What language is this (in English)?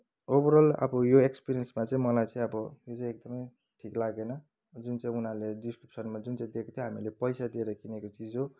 Nepali